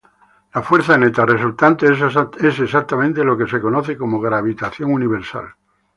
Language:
Spanish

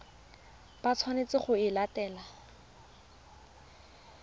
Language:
Tswana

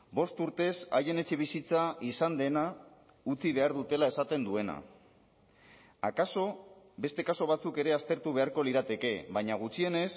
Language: Basque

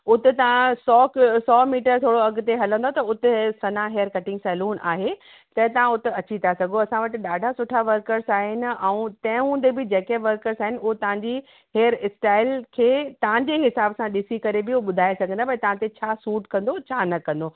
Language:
Sindhi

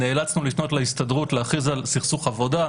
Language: Hebrew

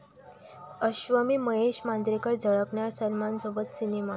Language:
Marathi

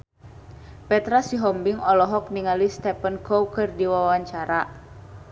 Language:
Sundanese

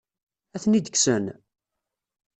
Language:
Kabyle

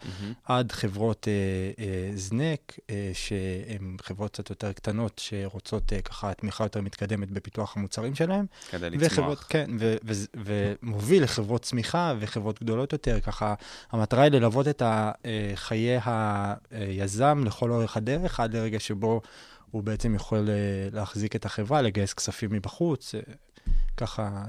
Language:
Hebrew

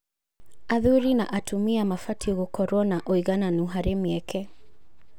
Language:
Kikuyu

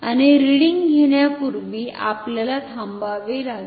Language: Marathi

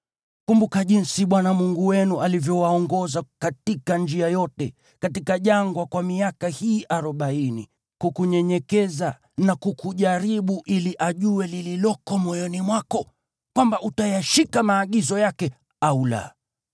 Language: Swahili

